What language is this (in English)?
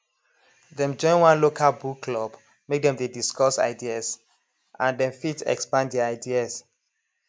Nigerian Pidgin